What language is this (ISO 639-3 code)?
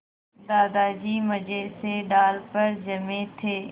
hin